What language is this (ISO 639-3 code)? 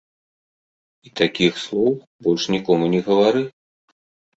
bel